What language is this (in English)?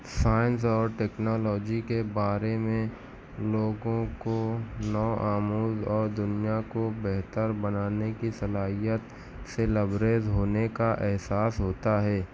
Urdu